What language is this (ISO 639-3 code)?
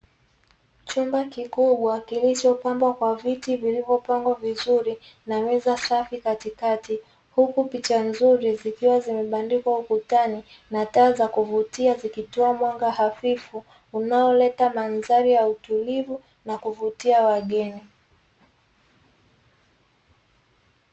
swa